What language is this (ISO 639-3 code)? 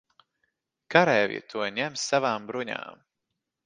lav